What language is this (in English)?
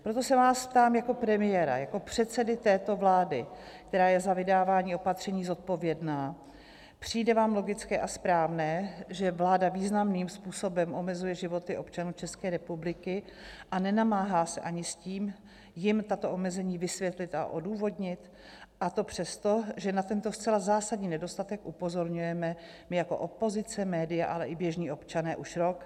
Czech